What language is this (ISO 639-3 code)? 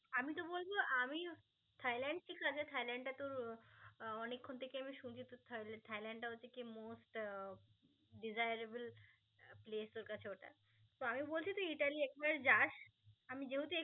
ben